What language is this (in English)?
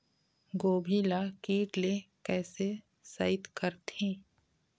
Chhattisgarhi